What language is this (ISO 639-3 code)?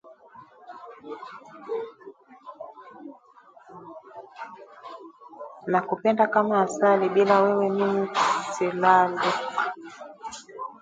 swa